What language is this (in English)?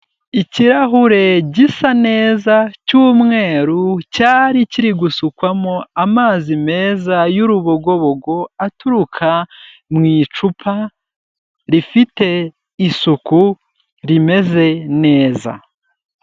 Kinyarwanda